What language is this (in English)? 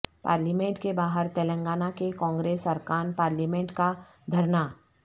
Urdu